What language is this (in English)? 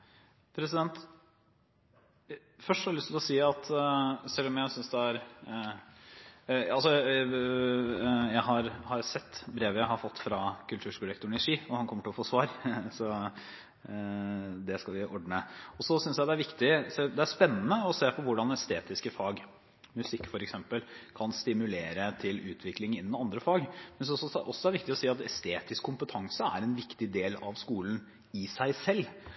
Norwegian Bokmål